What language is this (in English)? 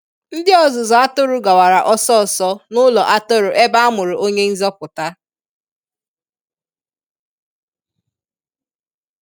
Igbo